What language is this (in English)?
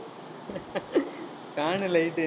Tamil